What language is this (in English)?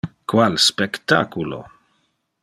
Interlingua